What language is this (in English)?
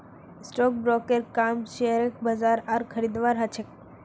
Magahi